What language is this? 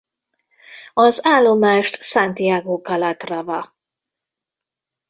Hungarian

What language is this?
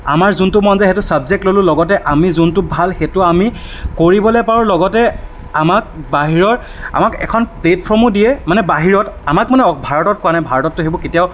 Assamese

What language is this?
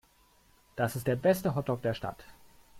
German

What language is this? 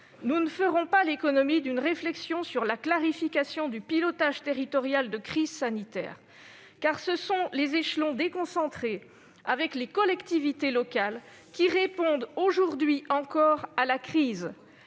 French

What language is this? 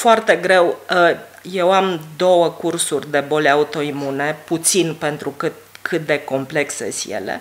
Romanian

